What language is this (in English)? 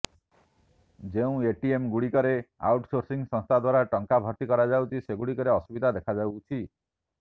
Odia